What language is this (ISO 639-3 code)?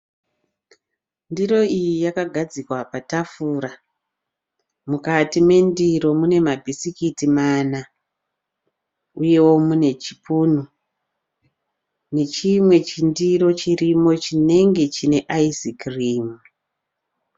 sna